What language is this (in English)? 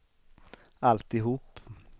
Swedish